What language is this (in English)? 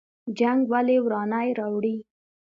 Pashto